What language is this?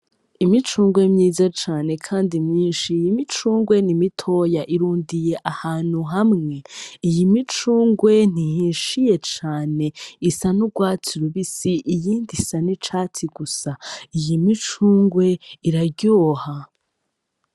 Rundi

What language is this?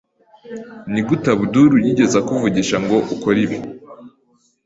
Kinyarwanda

